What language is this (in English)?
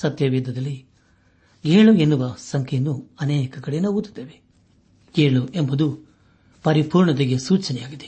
Kannada